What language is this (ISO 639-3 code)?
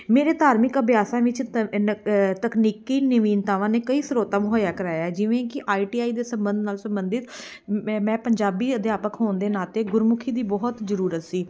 pan